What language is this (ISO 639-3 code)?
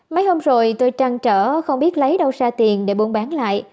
vie